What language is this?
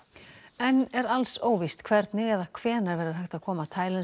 Icelandic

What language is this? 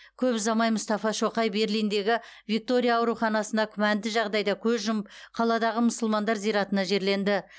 Kazakh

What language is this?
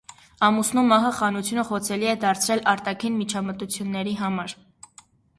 Armenian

